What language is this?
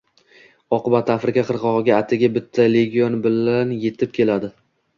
Uzbek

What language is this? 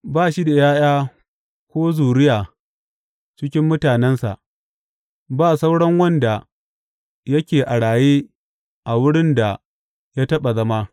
Hausa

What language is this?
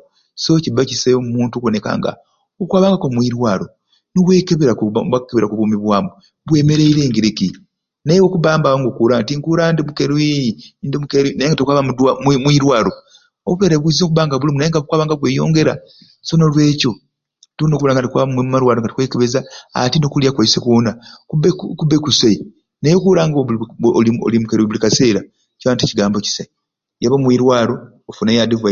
Ruuli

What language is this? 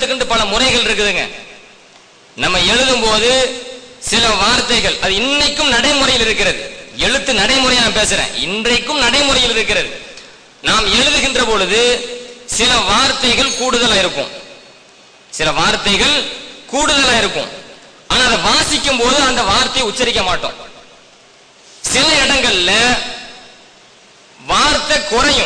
Arabic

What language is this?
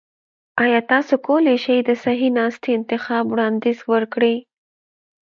Pashto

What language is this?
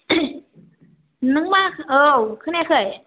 Bodo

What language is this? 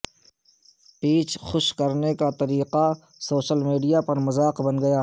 Urdu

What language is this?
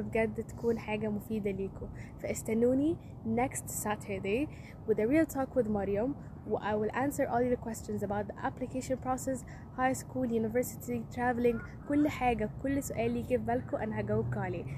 Arabic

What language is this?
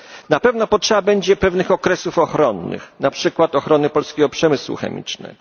Polish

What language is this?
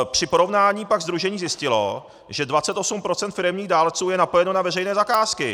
Czech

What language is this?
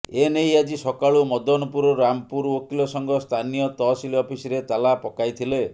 Odia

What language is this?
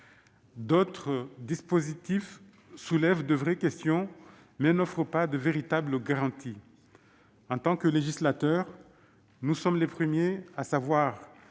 French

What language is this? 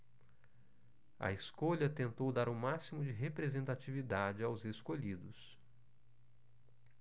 Portuguese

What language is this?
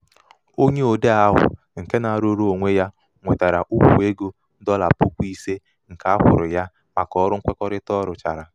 Igbo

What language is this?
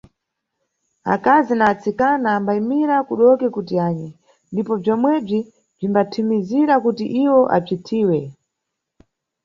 Nyungwe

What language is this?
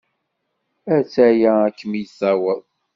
Kabyle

